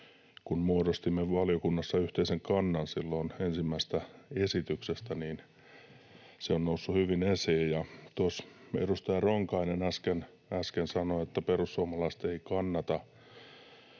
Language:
Finnish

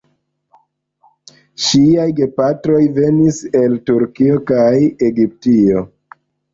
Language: Esperanto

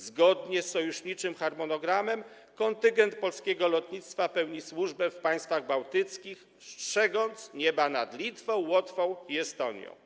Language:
Polish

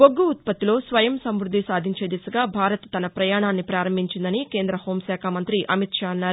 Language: Telugu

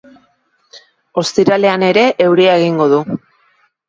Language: Basque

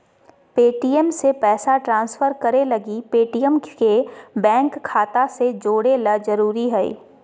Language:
Magahi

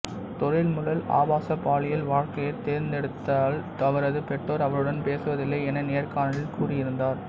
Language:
Tamil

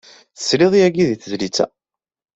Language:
Kabyle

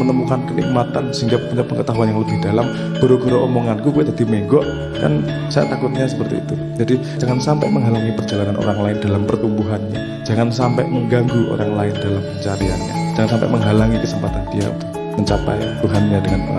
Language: Indonesian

